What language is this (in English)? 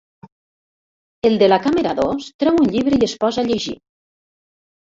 Catalan